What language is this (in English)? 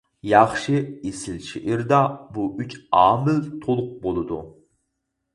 Uyghur